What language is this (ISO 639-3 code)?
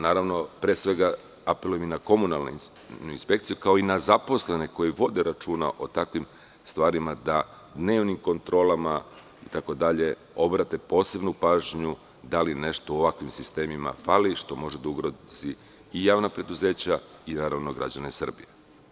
srp